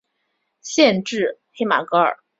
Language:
Chinese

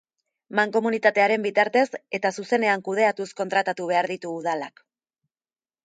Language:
Basque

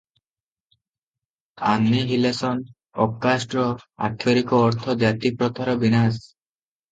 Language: Odia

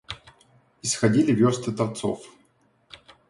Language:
Russian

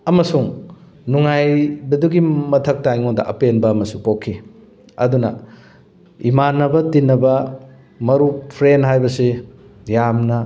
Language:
Manipuri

